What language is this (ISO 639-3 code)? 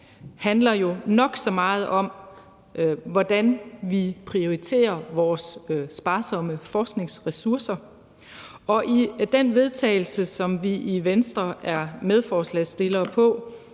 dan